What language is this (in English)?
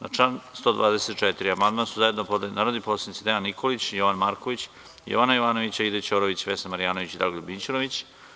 Serbian